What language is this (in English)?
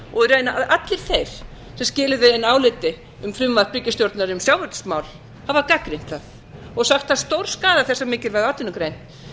Icelandic